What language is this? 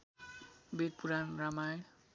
Nepali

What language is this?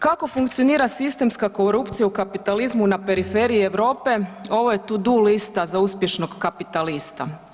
Croatian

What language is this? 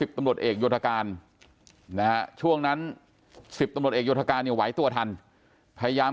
Thai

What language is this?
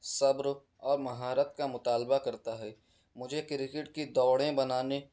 Urdu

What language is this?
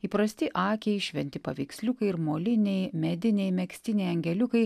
Lithuanian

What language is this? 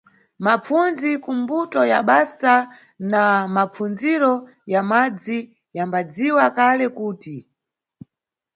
Nyungwe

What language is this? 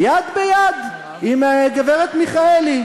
Hebrew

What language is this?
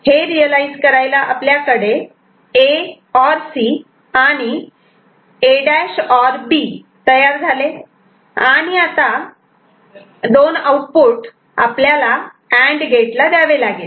Marathi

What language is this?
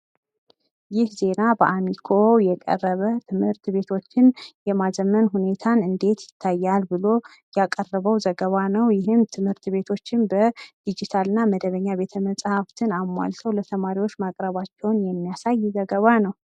Amharic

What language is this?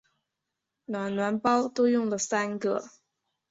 Chinese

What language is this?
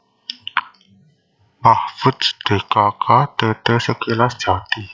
Javanese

